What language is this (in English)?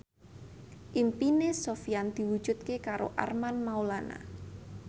Javanese